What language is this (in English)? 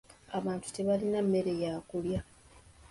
Ganda